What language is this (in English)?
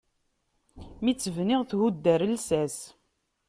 Kabyle